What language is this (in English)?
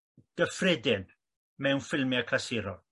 Welsh